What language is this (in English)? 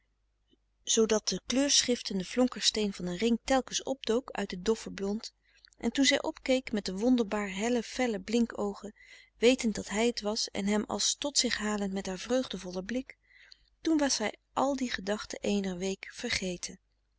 Dutch